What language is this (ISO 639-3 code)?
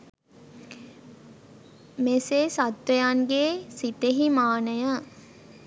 sin